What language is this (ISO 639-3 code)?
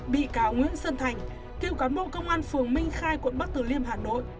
vie